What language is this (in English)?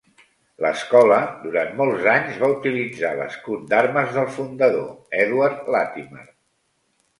Catalan